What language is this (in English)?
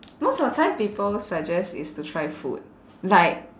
English